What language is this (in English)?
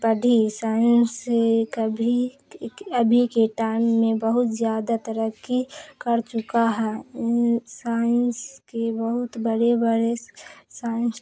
Urdu